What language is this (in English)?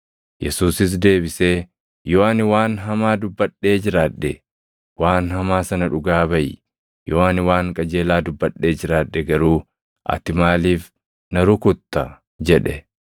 Oromo